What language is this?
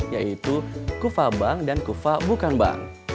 Indonesian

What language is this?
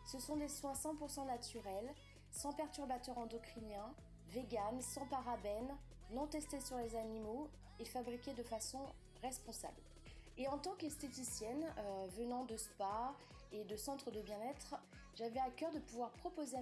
French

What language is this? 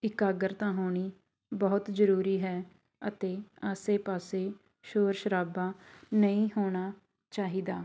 Punjabi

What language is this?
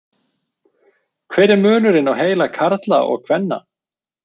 Icelandic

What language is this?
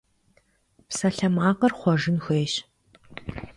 Kabardian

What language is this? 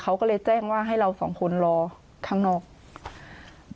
Thai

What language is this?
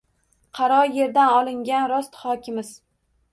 Uzbek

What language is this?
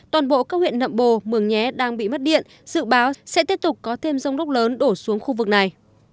Vietnamese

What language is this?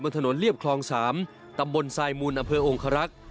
Thai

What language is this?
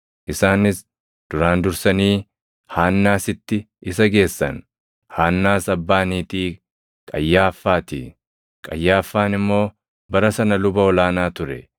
Oromo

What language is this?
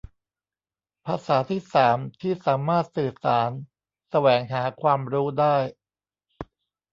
Thai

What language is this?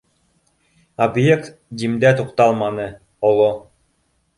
Bashkir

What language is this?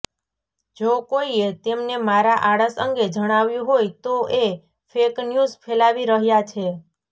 Gujarati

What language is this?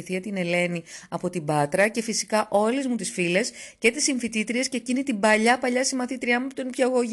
Greek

